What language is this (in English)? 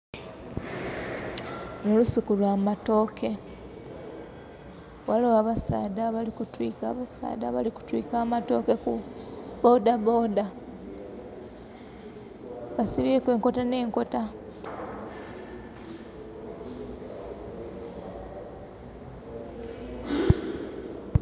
Soga